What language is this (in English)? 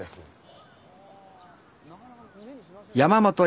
Japanese